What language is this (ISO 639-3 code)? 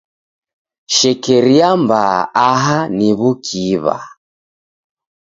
dav